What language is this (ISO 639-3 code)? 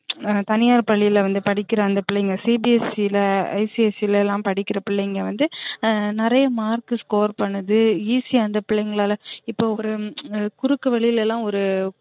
tam